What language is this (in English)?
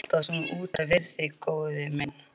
Icelandic